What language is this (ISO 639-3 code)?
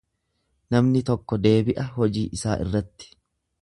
orm